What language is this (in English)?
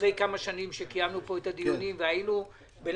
Hebrew